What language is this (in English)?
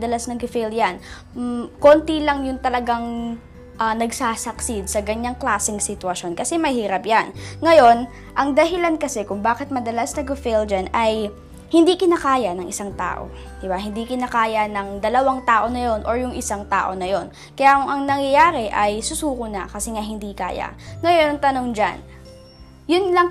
Filipino